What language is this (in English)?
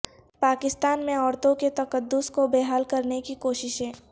Urdu